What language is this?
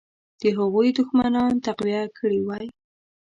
Pashto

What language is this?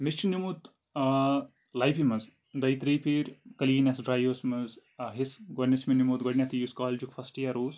Kashmiri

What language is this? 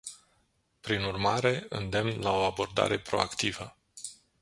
Romanian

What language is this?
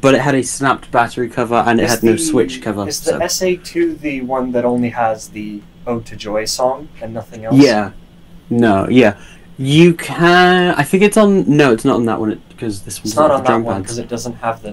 English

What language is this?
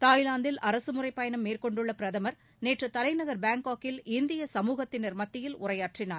Tamil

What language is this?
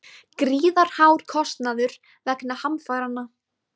Icelandic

